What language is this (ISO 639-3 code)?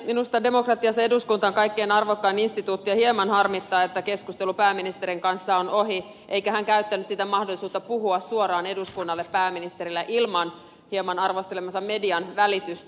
fin